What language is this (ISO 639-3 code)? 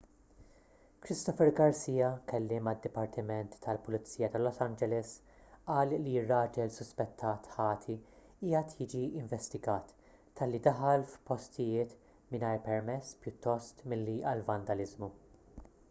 mlt